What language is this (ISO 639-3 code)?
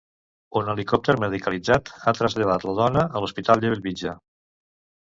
cat